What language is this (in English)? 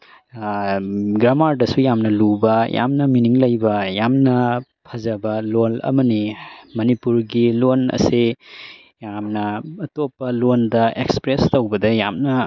Manipuri